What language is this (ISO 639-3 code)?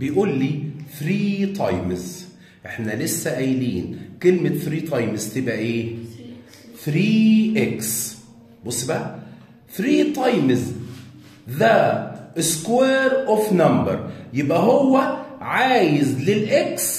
ara